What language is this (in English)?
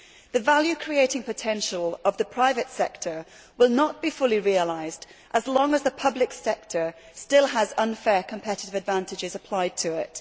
English